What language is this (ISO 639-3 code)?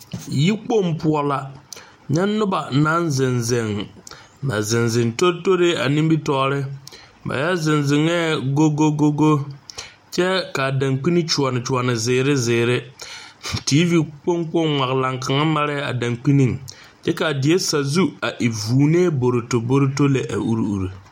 dga